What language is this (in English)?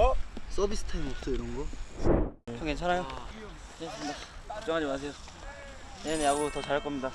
Korean